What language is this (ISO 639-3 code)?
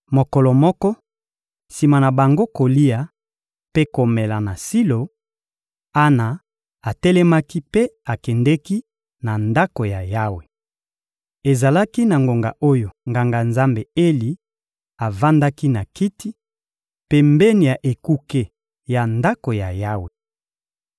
lin